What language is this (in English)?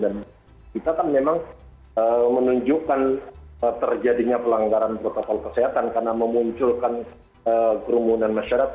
Indonesian